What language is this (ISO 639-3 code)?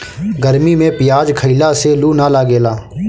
bho